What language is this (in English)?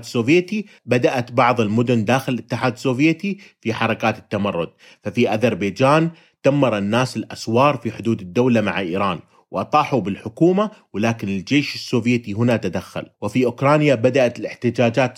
Arabic